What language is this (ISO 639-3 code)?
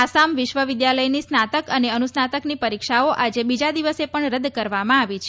guj